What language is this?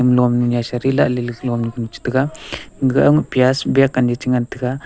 Wancho Naga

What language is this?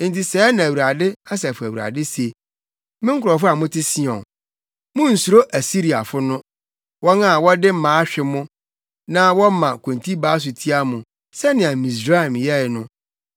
Akan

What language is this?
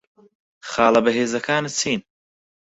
Central Kurdish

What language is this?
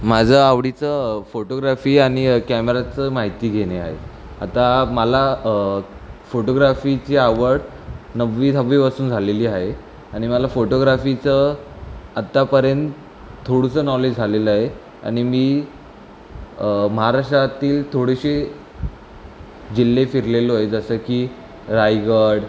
Marathi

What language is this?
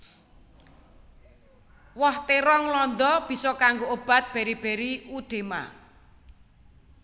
Javanese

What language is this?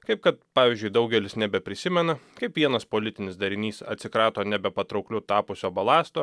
Lithuanian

